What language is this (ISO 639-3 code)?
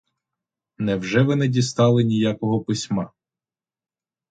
ukr